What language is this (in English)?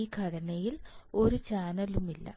Malayalam